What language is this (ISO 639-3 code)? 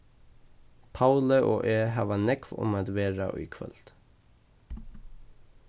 fao